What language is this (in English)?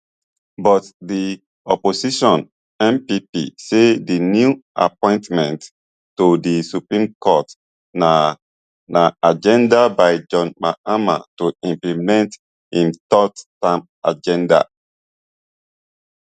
Nigerian Pidgin